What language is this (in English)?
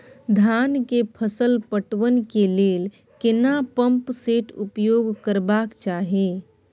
Maithili